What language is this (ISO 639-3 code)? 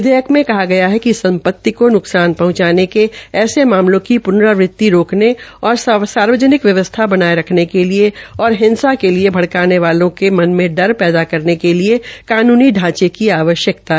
hin